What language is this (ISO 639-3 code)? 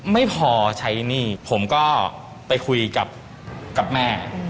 tha